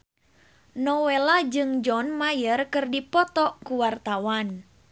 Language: Sundanese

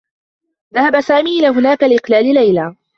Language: Arabic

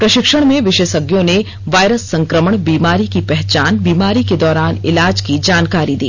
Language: Hindi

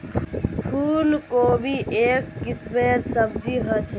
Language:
Magahi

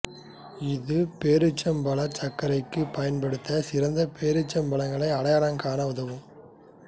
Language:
Tamil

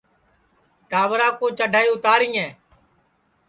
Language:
Sansi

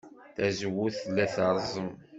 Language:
Kabyle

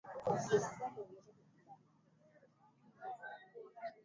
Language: Swahili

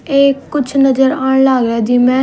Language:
Haryanvi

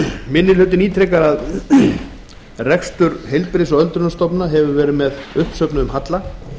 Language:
Icelandic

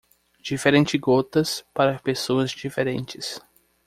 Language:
Portuguese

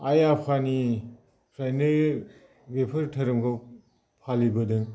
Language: Bodo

